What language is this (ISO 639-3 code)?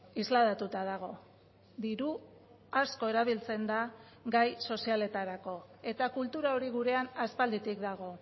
eus